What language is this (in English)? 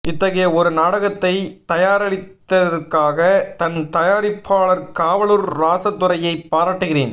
Tamil